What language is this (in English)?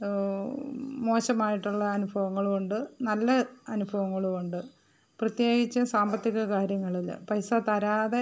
Malayalam